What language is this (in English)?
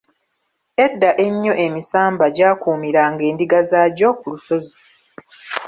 Ganda